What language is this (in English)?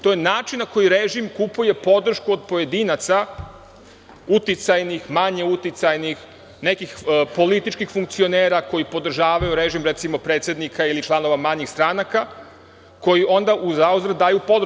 Serbian